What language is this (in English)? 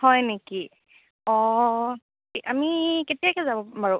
Assamese